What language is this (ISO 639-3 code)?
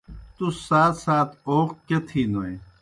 plk